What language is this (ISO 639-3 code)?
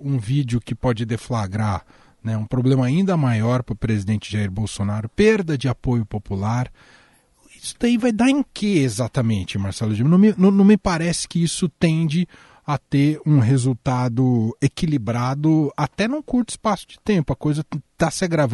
por